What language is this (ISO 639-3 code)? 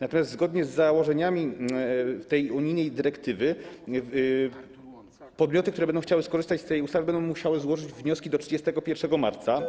pol